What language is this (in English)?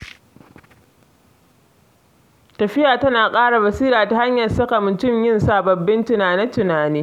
Hausa